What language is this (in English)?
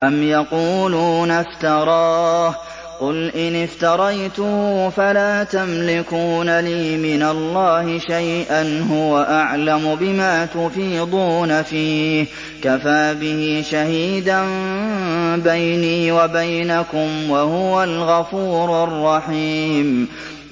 Arabic